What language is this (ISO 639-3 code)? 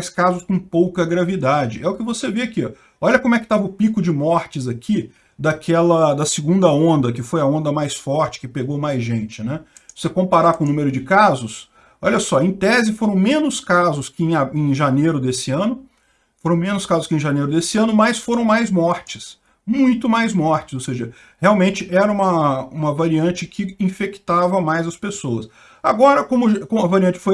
por